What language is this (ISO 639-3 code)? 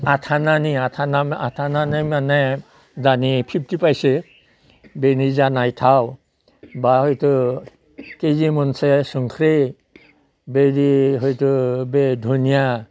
brx